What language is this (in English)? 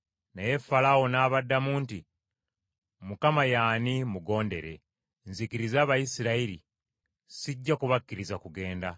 Ganda